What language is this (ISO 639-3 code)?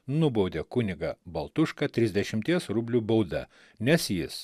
lit